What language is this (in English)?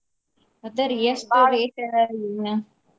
Kannada